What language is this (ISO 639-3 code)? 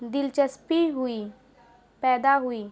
urd